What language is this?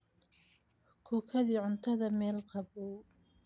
Somali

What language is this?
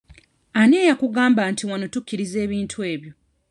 Ganda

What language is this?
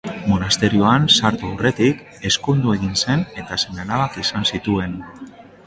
Basque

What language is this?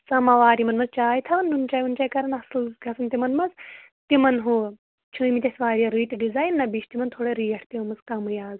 Kashmiri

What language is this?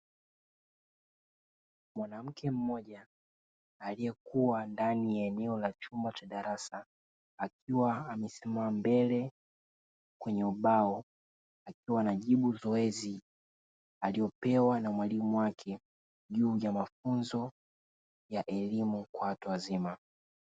Swahili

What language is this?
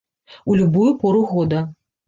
Belarusian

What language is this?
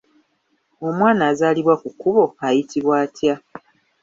Ganda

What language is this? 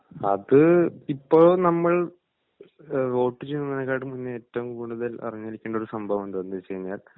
Malayalam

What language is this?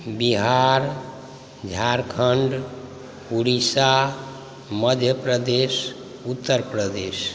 Maithili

